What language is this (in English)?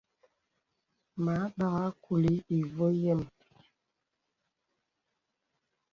Bebele